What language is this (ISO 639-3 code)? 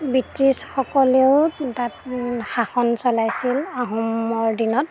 asm